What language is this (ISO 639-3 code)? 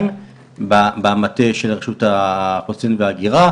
heb